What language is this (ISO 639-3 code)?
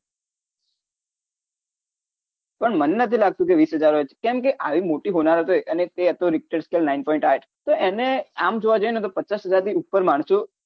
guj